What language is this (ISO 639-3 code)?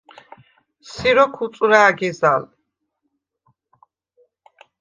sva